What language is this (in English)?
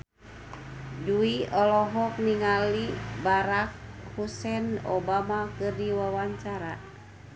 Sundanese